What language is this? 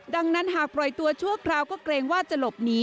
Thai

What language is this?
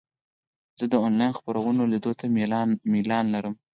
Pashto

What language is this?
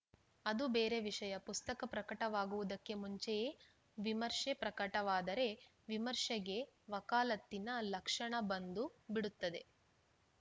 Kannada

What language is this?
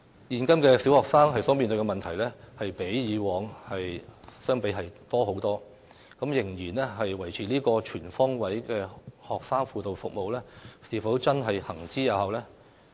Cantonese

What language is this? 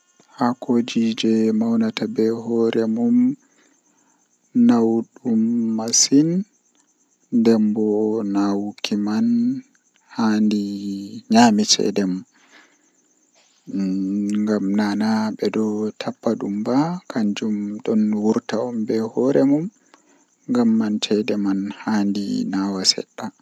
Western Niger Fulfulde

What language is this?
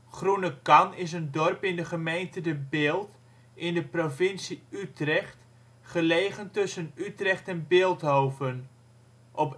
Dutch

